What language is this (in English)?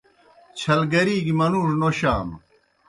Kohistani Shina